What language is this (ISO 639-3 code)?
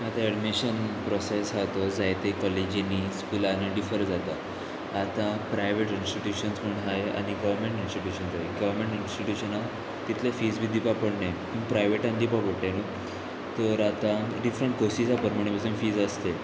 kok